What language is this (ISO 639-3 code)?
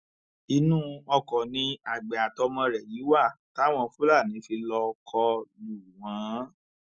yor